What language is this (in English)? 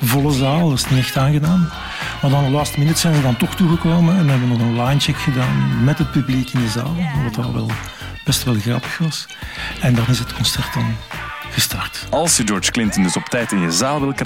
Dutch